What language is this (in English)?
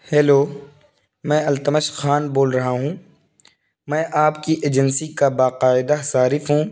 Urdu